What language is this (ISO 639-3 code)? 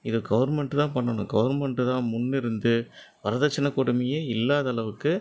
tam